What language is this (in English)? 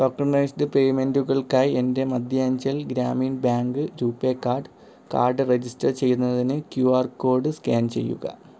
Malayalam